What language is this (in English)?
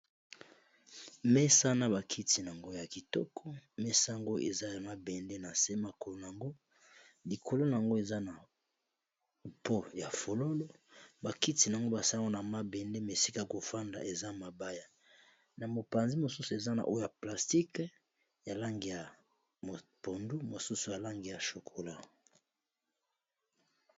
Lingala